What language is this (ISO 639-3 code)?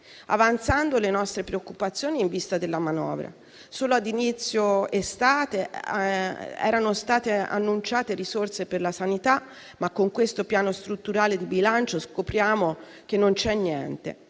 ita